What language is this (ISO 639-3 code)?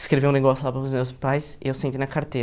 por